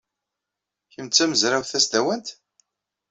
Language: Kabyle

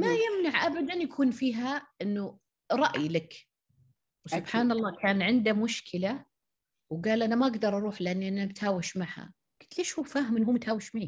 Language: Arabic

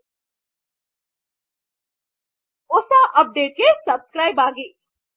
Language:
Kannada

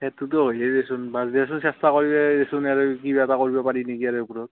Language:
Assamese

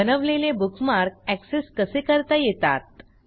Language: Marathi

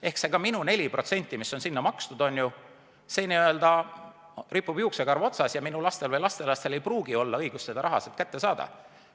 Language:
Estonian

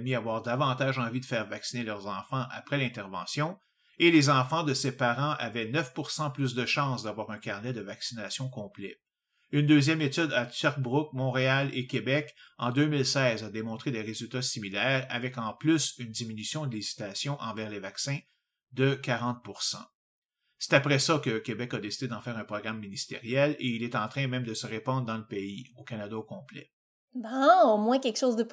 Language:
French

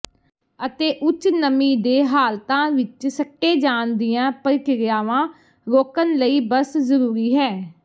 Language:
Punjabi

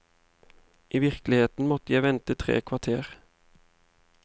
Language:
Norwegian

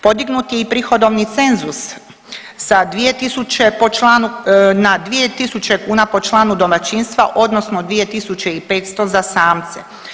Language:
Croatian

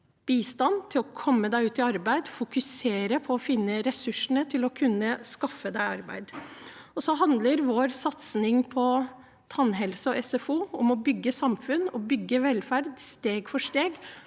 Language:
Norwegian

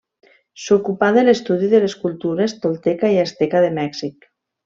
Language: Catalan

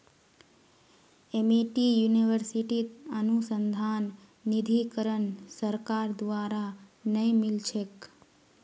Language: Magahi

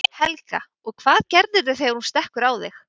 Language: Icelandic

